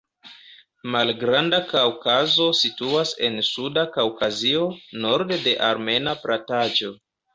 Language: Esperanto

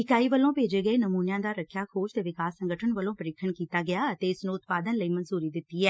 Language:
Punjabi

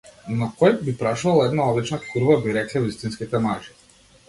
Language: Macedonian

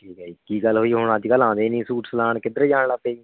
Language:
Punjabi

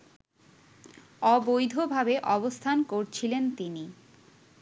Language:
Bangla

